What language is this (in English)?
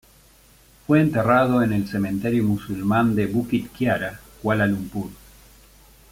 Spanish